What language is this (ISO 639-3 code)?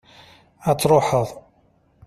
kab